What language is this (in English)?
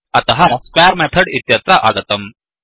Sanskrit